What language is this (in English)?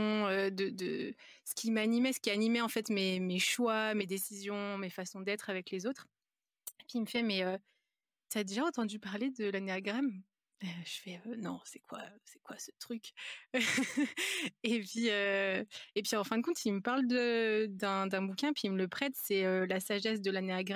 French